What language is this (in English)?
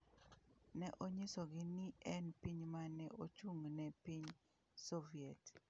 Luo (Kenya and Tanzania)